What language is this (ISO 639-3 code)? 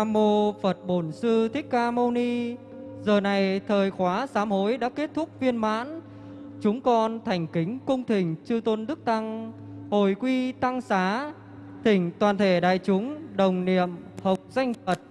vie